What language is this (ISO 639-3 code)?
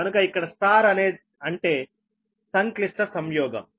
tel